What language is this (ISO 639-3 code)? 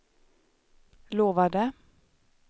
swe